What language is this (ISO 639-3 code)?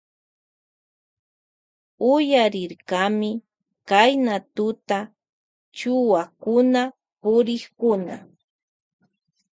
qvj